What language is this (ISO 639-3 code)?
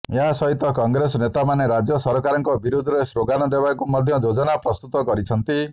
ori